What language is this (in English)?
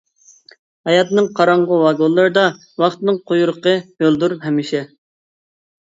Uyghur